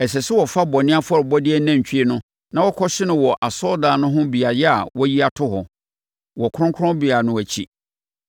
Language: Akan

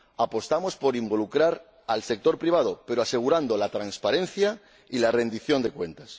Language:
Spanish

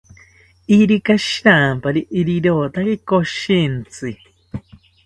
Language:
South Ucayali Ashéninka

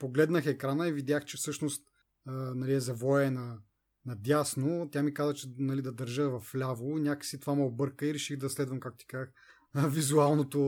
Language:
Bulgarian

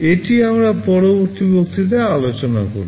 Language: Bangla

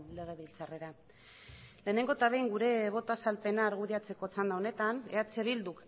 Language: Basque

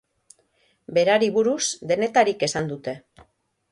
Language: Basque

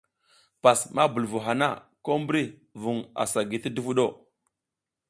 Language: South Giziga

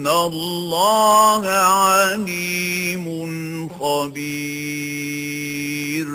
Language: Arabic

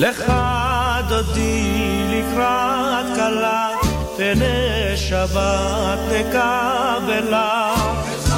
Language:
Hebrew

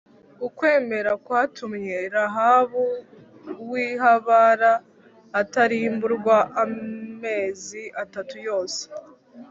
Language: Kinyarwanda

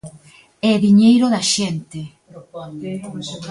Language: Galician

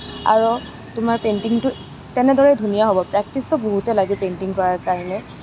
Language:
Assamese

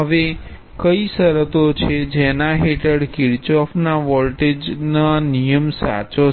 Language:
Gujarati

